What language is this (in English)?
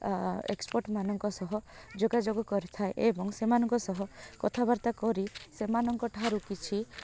Odia